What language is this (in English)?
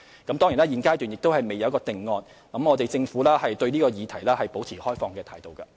Cantonese